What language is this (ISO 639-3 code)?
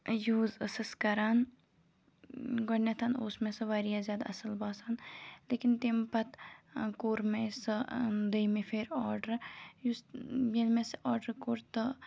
kas